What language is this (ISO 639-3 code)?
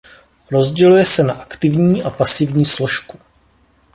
ces